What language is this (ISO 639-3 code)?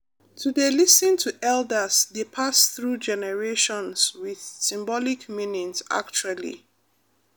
pcm